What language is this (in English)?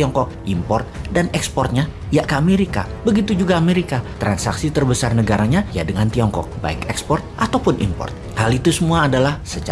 Indonesian